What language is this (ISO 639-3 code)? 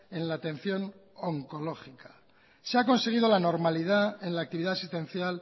spa